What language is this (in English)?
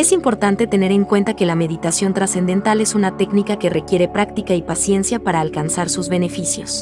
Spanish